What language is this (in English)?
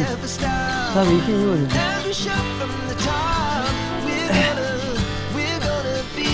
Korean